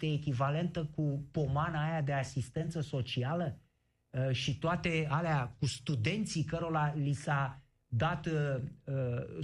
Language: Romanian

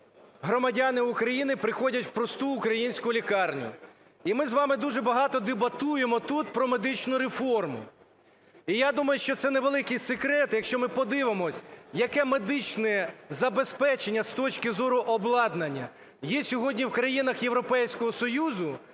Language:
Ukrainian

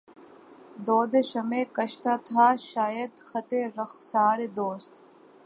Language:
Urdu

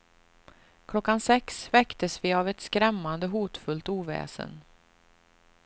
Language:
Swedish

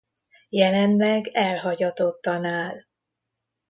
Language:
Hungarian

